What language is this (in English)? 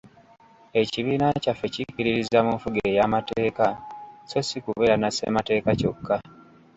Ganda